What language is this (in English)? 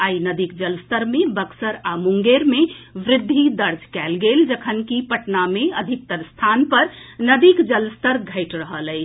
Maithili